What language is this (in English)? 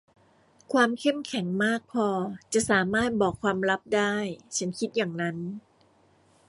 Thai